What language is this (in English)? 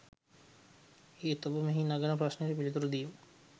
Sinhala